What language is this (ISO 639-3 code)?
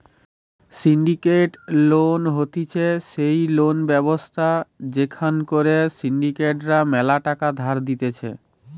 ben